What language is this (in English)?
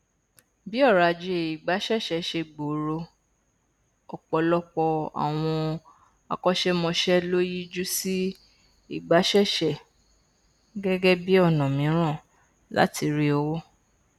Yoruba